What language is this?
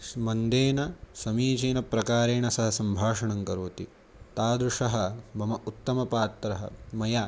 Sanskrit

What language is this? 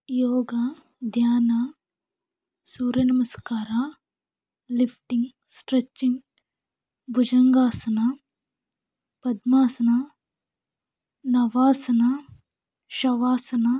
Kannada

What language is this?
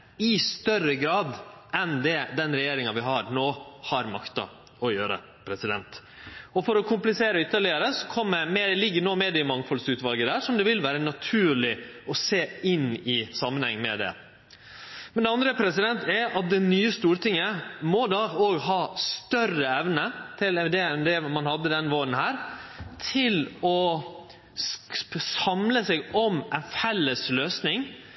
Norwegian Nynorsk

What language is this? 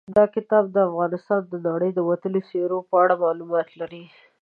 Pashto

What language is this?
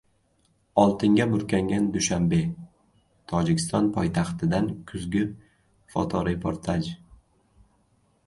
Uzbek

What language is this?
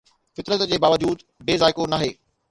Sindhi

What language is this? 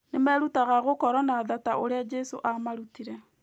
Kikuyu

